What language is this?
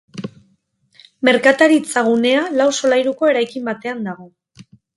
Basque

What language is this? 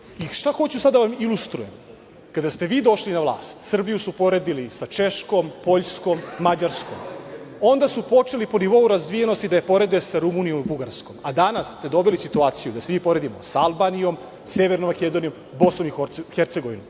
Serbian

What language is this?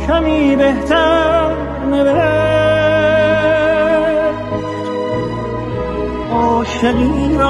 Persian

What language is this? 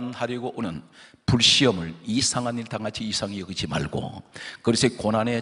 Korean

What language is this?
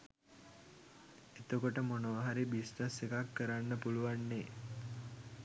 Sinhala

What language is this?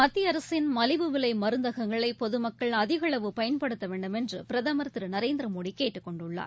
Tamil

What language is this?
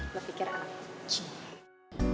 Indonesian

